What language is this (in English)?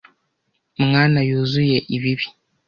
Kinyarwanda